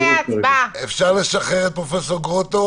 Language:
Hebrew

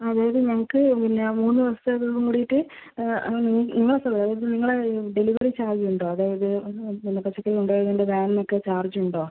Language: Malayalam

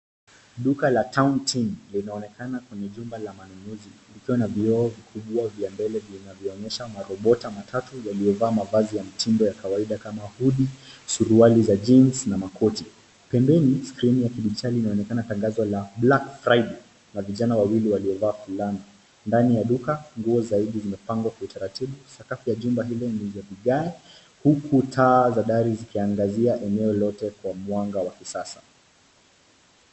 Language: Swahili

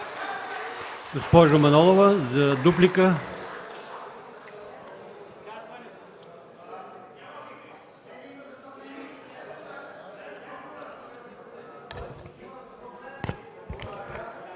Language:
Bulgarian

